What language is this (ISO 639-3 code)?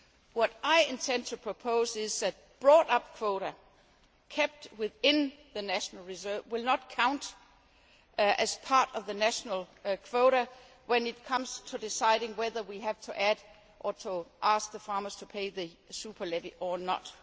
eng